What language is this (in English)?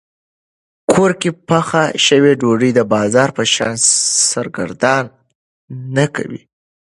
Pashto